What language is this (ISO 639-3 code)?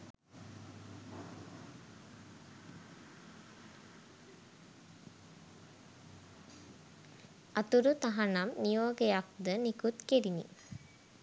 sin